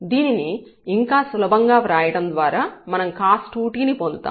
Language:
Telugu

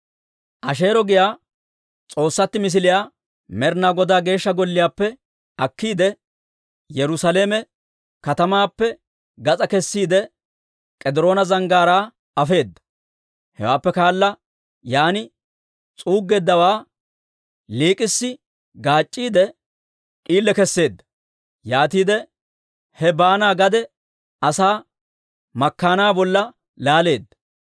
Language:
Dawro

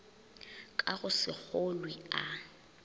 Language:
Northern Sotho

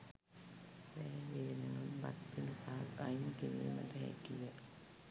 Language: Sinhala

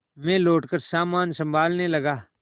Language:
Hindi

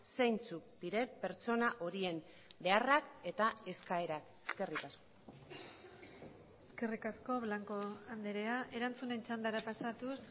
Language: Basque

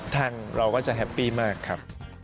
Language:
Thai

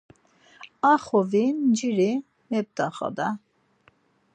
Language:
Laz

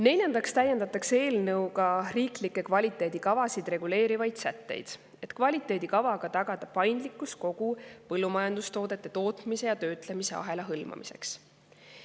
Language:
Estonian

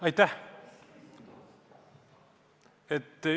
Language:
Estonian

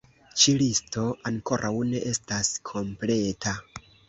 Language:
Esperanto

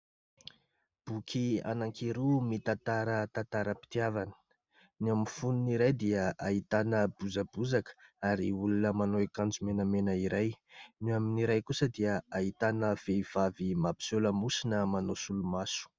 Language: Malagasy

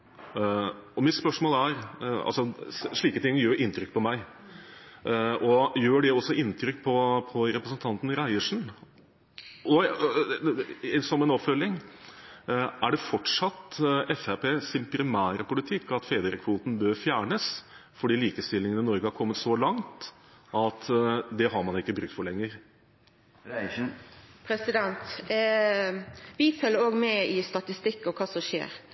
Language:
Norwegian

